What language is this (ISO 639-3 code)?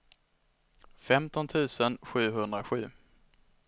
swe